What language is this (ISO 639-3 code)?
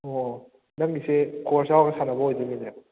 mni